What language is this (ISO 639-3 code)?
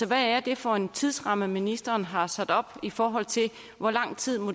dan